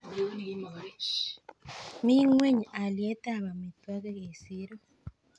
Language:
Kalenjin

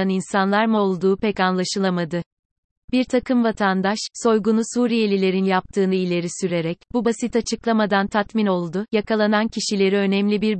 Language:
Turkish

